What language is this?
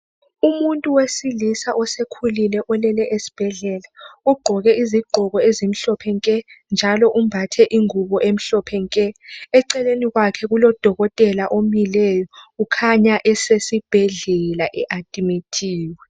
North Ndebele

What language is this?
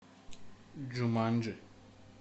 Russian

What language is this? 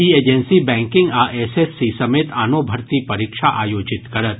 Maithili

